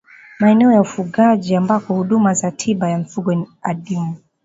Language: Swahili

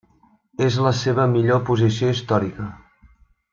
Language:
Catalan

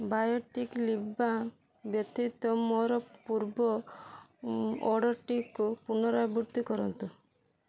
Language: Odia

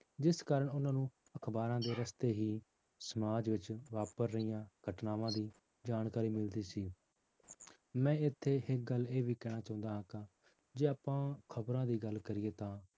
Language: Punjabi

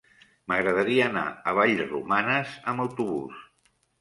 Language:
Catalan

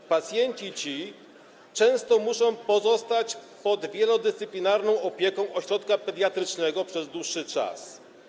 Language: Polish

